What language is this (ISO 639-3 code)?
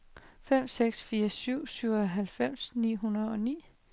dan